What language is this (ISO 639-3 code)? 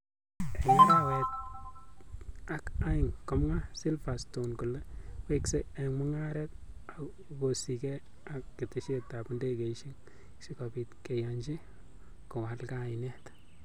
kln